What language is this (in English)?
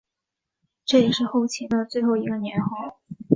Chinese